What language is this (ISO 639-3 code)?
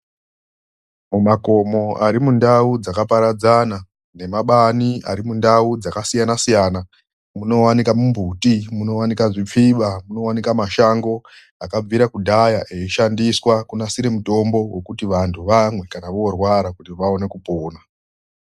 ndc